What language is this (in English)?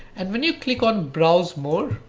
English